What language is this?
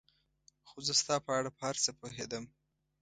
Pashto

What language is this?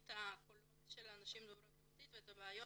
Hebrew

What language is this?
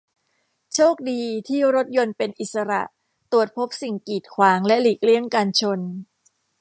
Thai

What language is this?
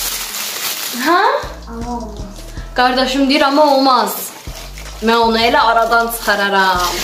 Turkish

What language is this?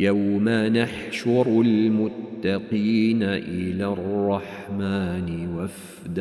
Arabic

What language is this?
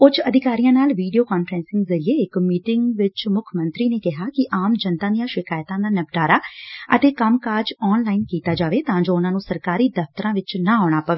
Punjabi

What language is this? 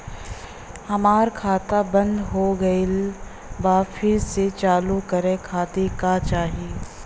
Bhojpuri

